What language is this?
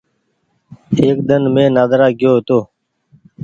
Goaria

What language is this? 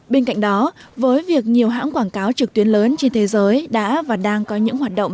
Vietnamese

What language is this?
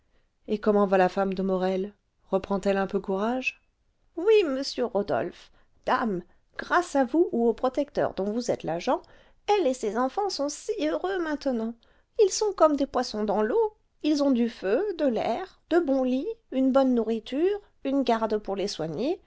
French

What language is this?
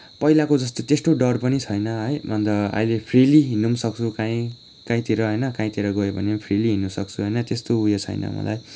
Nepali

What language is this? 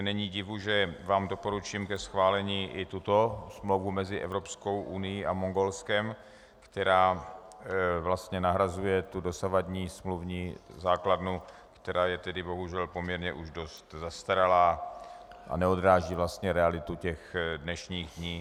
Czech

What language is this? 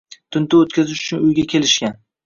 Uzbek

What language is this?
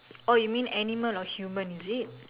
English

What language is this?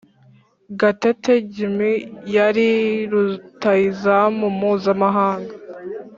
Kinyarwanda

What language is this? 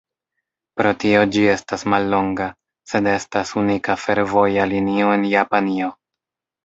Esperanto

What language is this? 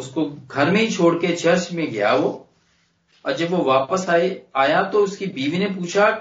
Hindi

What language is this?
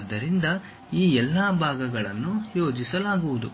Kannada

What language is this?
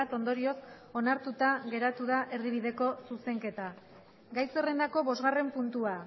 Basque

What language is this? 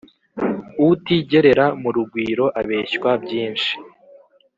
Kinyarwanda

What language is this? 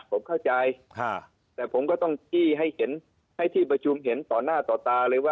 Thai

